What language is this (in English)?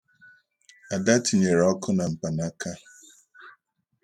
Igbo